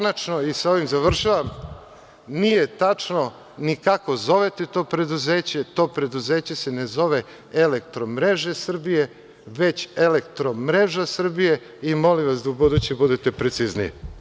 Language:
Serbian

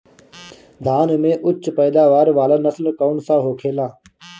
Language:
Bhojpuri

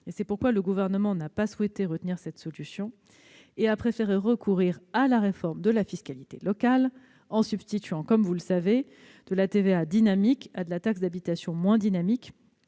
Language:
French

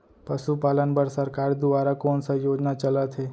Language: Chhattisgarhi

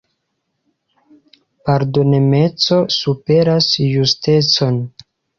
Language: Esperanto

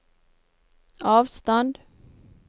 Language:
Norwegian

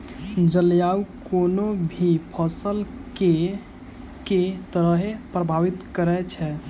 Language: Maithili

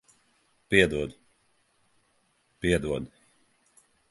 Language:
Latvian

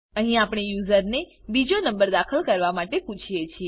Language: Gujarati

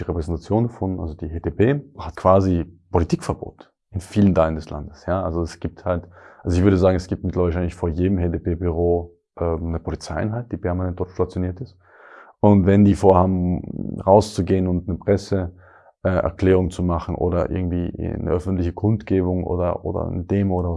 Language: German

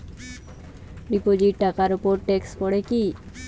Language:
Bangla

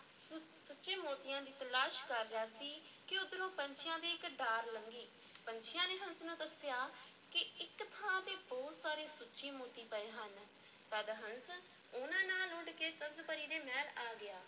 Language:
Punjabi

